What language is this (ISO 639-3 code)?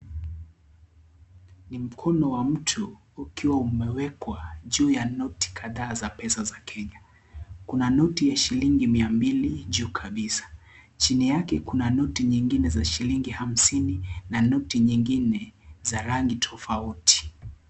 swa